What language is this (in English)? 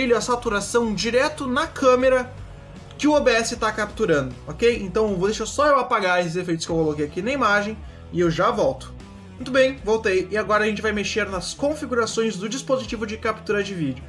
Portuguese